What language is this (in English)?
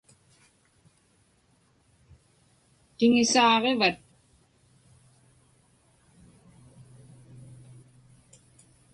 Inupiaq